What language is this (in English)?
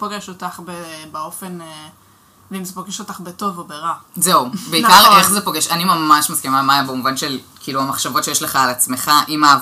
Hebrew